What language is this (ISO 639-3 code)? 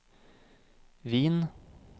nor